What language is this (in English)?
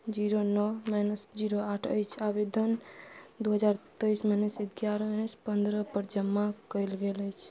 Maithili